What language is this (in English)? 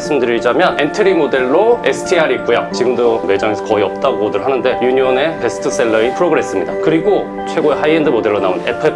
Korean